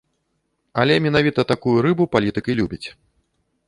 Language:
Belarusian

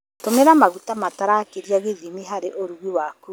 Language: Kikuyu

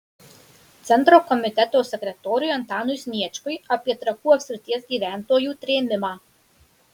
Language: Lithuanian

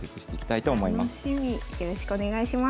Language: Japanese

